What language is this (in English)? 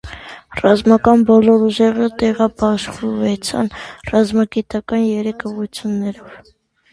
Armenian